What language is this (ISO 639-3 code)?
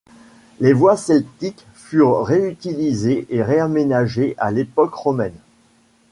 fra